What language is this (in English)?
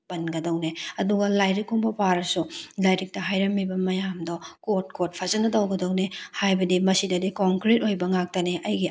Manipuri